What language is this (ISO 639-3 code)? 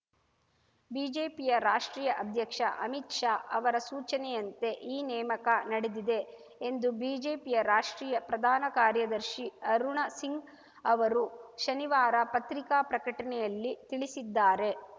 kan